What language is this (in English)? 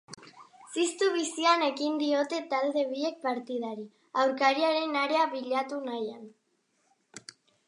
Basque